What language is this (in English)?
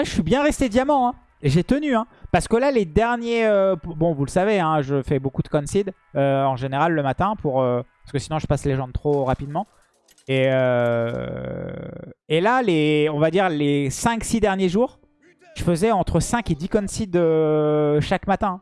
French